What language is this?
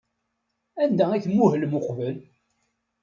Kabyle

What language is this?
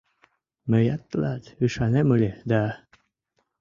Mari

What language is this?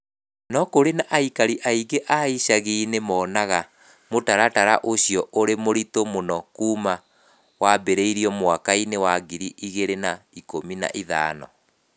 Kikuyu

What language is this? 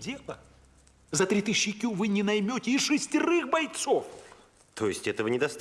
Russian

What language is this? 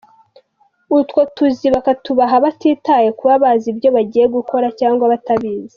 Kinyarwanda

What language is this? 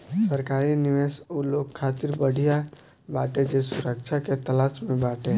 Bhojpuri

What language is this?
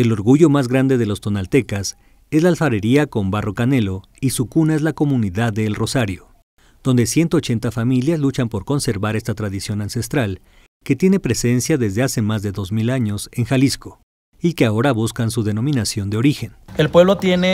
Spanish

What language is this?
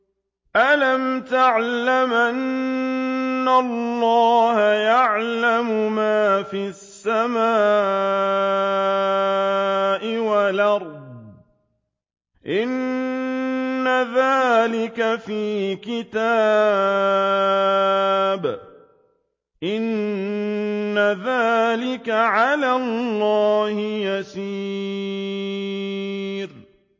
Arabic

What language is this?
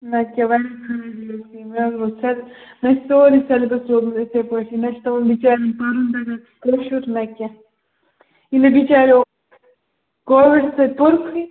Kashmiri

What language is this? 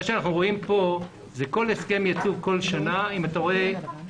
Hebrew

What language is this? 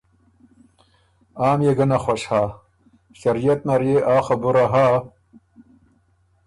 Ormuri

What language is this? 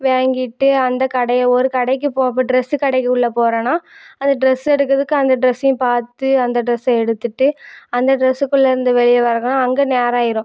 Tamil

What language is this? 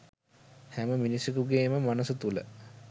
Sinhala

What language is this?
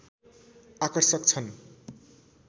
Nepali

